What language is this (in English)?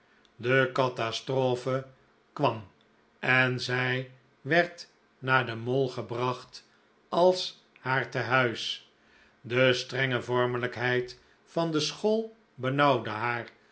Dutch